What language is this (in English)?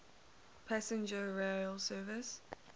English